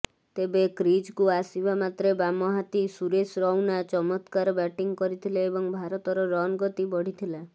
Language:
Odia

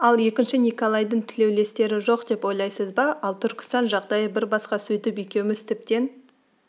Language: Kazakh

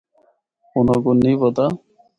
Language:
Northern Hindko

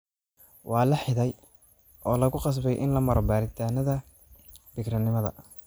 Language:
Somali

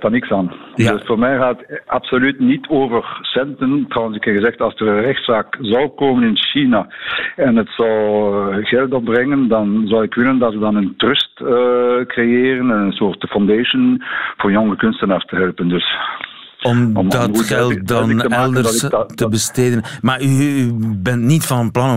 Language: Dutch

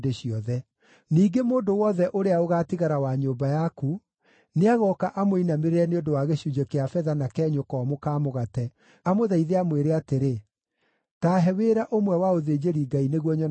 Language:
Kikuyu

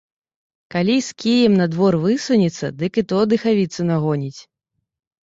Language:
Belarusian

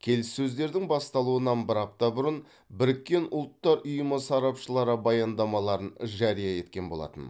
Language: Kazakh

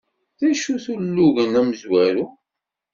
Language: Kabyle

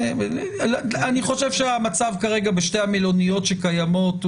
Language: Hebrew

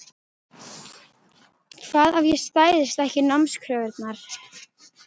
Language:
Icelandic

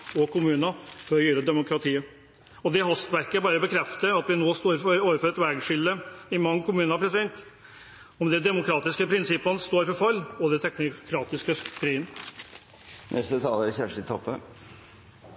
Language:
Norwegian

